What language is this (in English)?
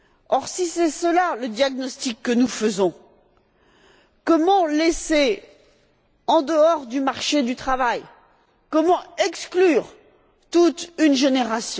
French